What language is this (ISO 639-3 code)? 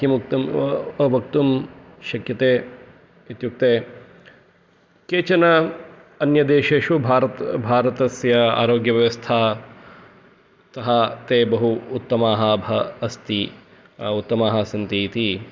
san